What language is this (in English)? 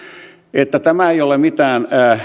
Finnish